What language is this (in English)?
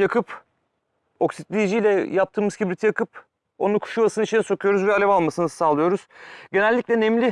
Turkish